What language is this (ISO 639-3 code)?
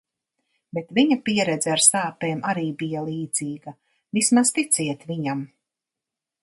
lav